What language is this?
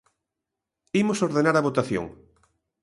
Galician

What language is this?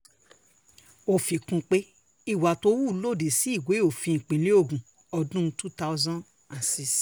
Yoruba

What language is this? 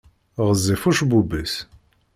Kabyle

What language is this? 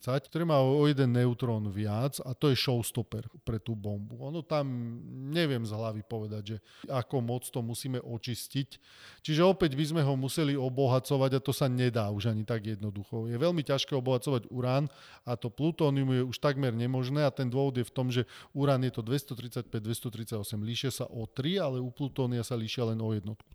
Slovak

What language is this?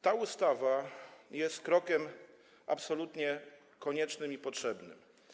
Polish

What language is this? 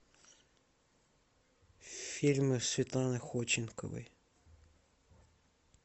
Russian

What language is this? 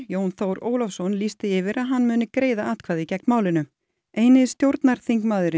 Icelandic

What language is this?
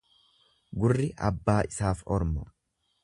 Oromo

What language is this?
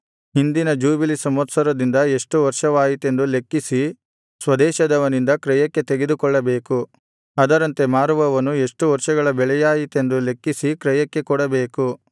Kannada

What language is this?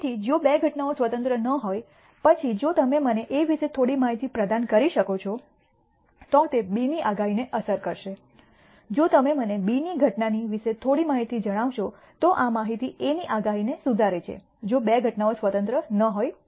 Gujarati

